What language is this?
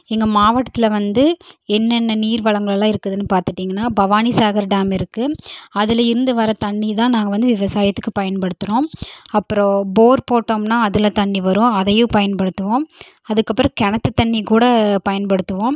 Tamil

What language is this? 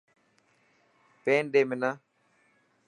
Dhatki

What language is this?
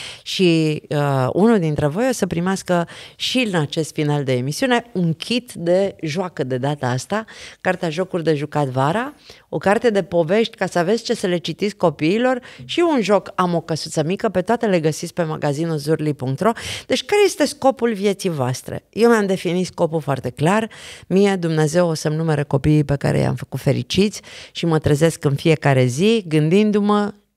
Romanian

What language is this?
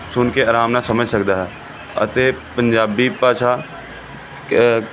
Punjabi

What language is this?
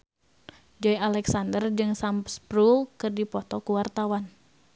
Sundanese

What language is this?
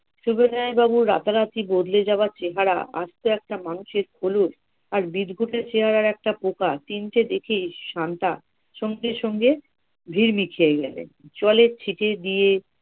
Bangla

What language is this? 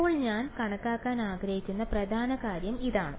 Malayalam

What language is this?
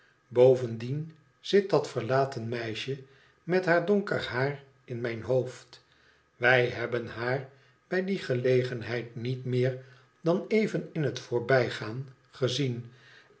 Dutch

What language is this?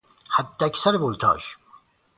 Persian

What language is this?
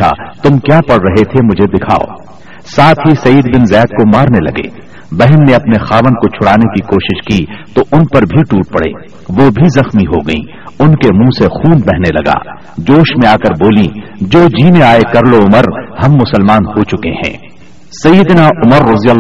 Urdu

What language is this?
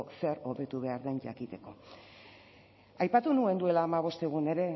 Basque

